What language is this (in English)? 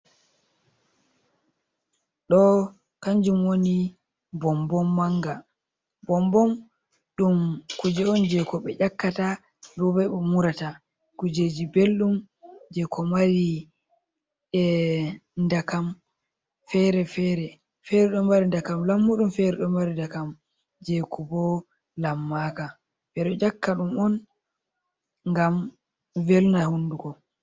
Fula